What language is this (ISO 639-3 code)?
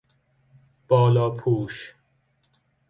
fas